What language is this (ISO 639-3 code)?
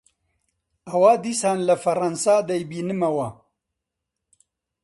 ckb